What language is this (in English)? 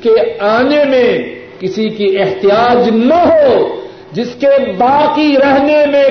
Urdu